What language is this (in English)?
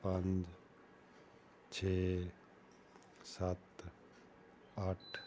Punjabi